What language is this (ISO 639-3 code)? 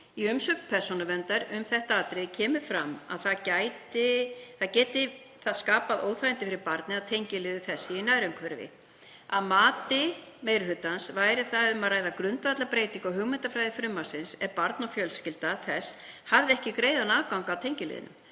isl